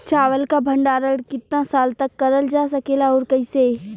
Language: Bhojpuri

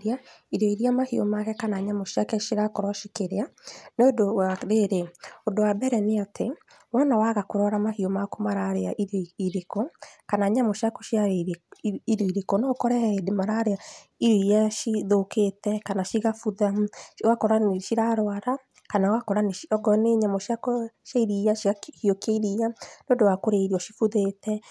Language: Kikuyu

